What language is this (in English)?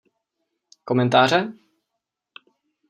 Czech